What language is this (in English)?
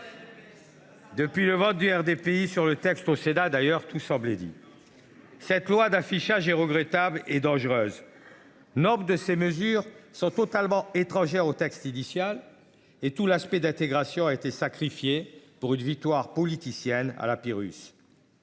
French